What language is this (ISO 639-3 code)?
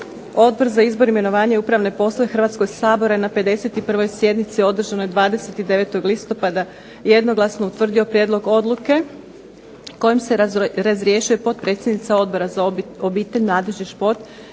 hrv